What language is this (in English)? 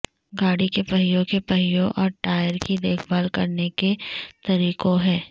Urdu